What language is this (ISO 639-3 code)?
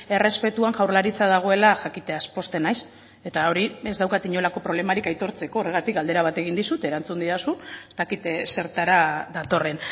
eus